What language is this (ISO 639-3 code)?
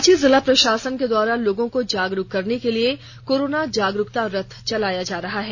hin